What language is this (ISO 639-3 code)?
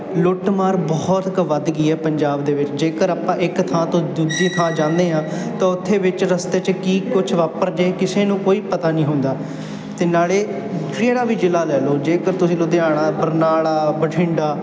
pan